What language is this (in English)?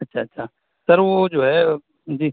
Urdu